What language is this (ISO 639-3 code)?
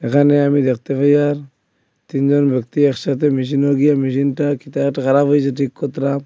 ben